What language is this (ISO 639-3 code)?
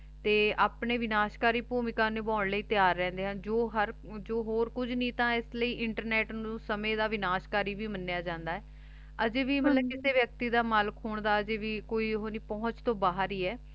pan